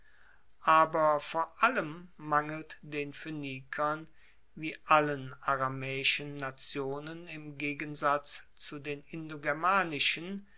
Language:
German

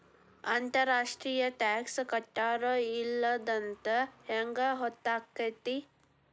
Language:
Kannada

